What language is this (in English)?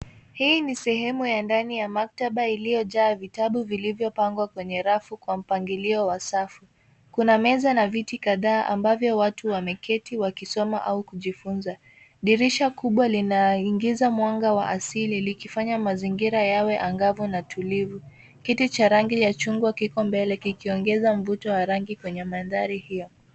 Swahili